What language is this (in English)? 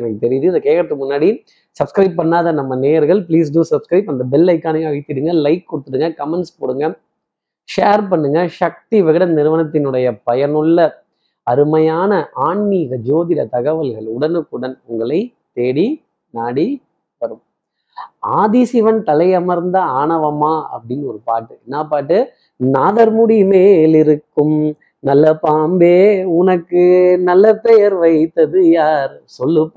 Tamil